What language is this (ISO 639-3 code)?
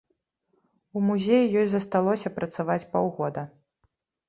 bel